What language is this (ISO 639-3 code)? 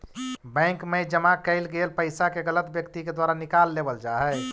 mag